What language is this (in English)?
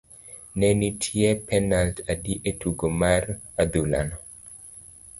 Luo (Kenya and Tanzania)